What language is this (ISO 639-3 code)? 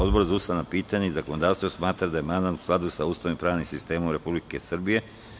srp